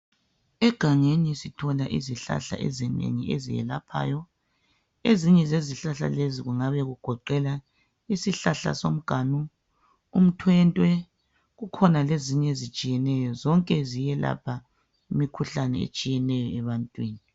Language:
North Ndebele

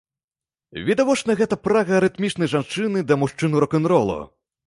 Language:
Belarusian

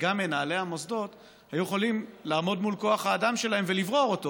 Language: Hebrew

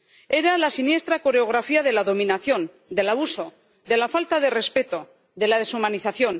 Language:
Spanish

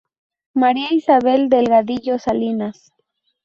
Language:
Spanish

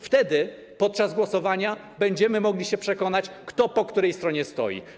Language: Polish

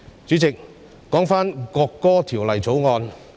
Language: Cantonese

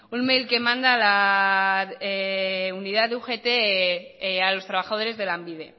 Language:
Spanish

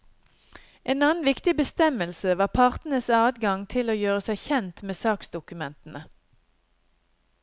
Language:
Norwegian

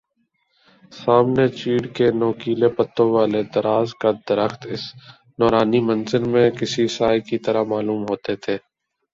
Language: Urdu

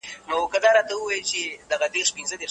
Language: Pashto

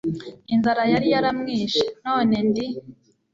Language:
Kinyarwanda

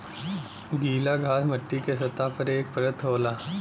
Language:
Bhojpuri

